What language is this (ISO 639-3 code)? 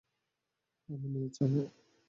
ben